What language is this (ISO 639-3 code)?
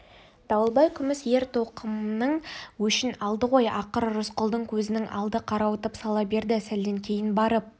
kaz